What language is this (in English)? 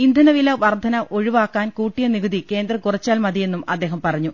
Malayalam